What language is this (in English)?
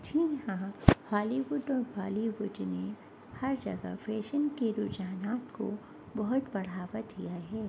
Urdu